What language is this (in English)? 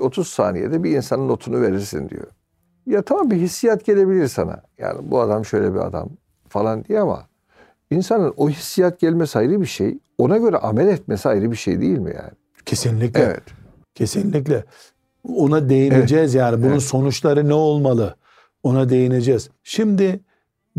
Turkish